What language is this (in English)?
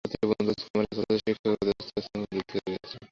Bangla